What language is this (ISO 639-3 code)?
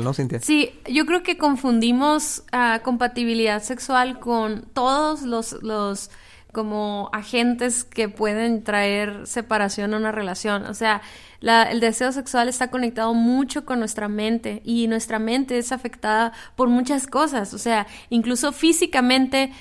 spa